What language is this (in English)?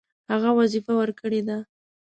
Pashto